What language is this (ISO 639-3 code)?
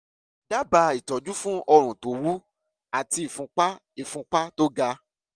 yor